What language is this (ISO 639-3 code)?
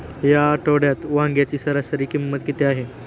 mar